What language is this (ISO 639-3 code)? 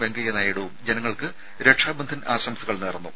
mal